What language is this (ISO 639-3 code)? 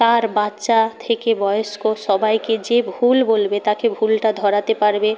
ben